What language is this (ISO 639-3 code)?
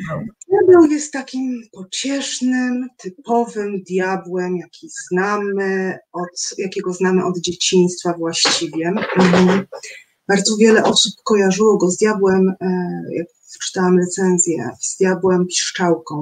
pol